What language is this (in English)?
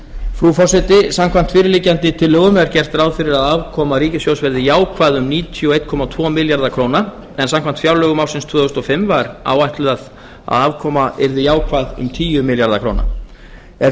Icelandic